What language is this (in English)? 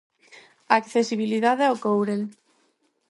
Galician